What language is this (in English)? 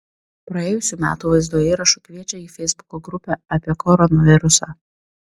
Lithuanian